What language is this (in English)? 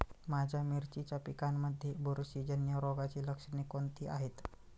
Marathi